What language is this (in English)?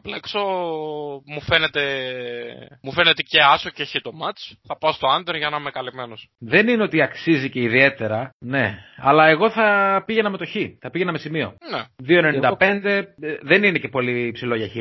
Greek